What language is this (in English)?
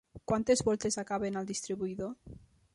Catalan